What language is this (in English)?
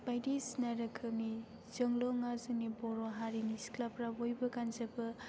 Bodo